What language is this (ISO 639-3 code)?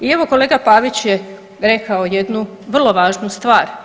hrv